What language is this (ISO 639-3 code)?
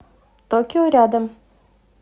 rus